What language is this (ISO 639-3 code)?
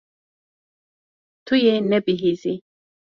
kur